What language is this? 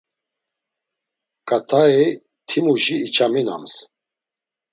Laz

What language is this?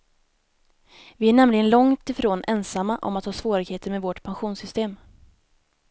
Swedish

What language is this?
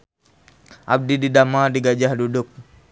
Sundanese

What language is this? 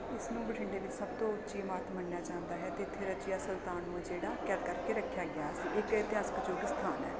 Punjabi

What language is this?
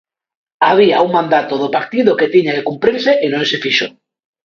Galician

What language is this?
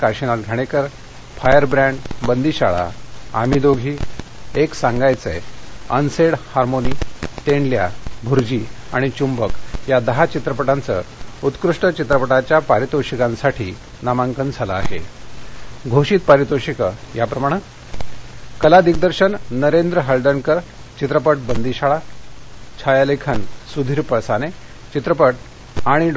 Marathi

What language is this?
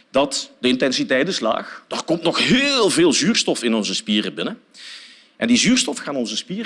Dutch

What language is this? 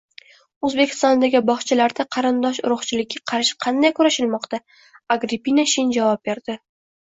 Uzbek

